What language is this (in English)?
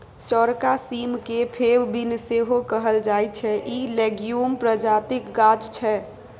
Maithili